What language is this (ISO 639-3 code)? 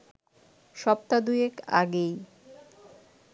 ben